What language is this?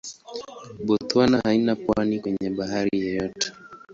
Swahili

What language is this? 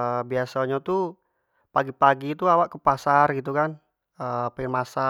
Jambi Malay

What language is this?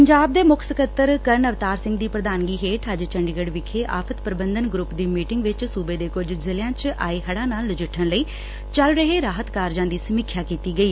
Punjabi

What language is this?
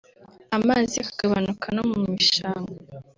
Kinyarwanda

